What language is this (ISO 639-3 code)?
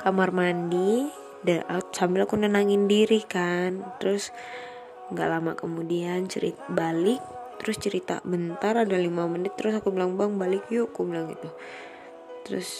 ind